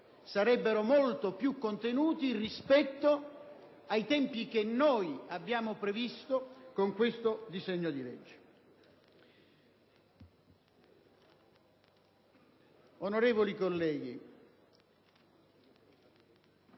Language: Italian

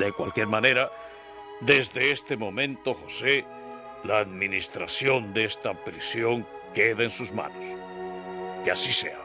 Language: Spanish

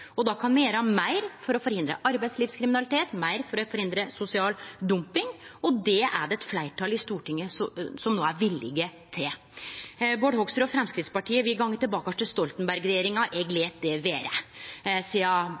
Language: Norwegian Nynorsk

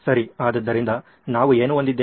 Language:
Kannada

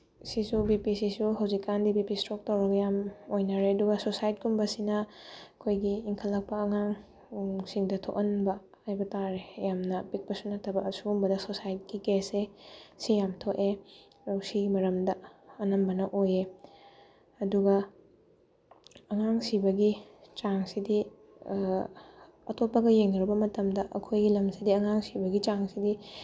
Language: Manipuri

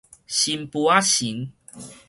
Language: Min Nan Chinese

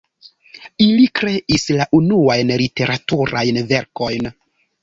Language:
Esperanto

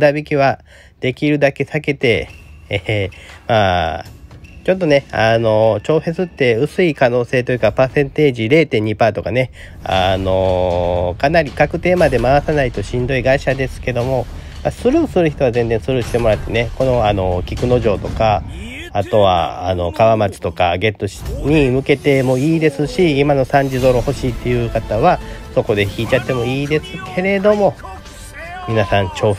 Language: Japanese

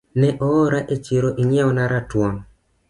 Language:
Luo (Kenya and Tanzania)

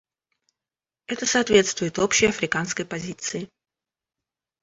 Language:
Russian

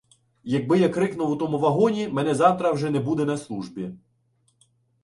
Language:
Ukrainian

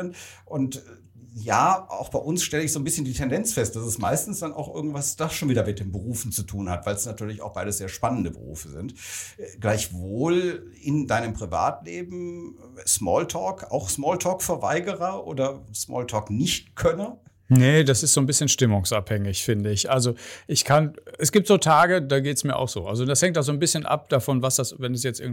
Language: German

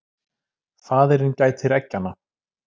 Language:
Icelandic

